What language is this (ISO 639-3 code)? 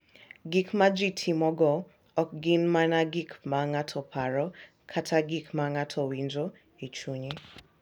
luo